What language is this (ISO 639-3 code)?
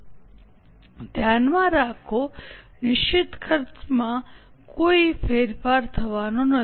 guj